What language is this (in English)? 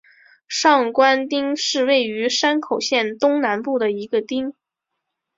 Chinese